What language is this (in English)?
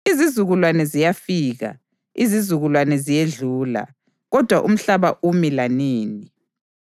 North Ndebele